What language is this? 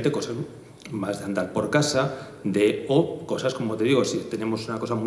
Spanish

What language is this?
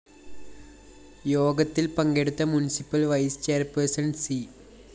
Malayalam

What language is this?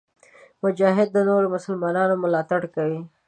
Pashto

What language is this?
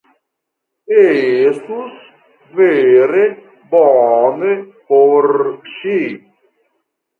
Esperanto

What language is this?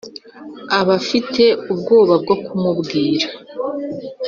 Kinyarwanda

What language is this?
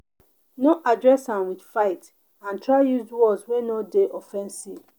Nigerian Pidgin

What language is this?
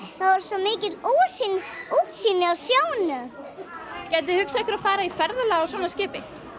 Icelandic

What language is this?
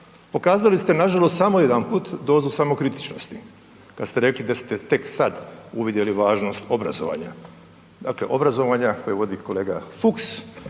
Croatian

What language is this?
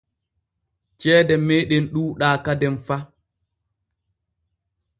Borgu Fulfulde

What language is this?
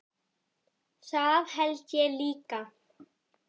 Icelandic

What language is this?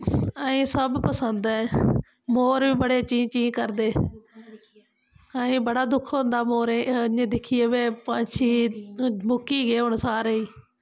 Dogri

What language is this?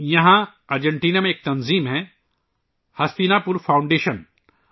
Urdu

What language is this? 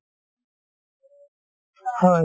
Assamese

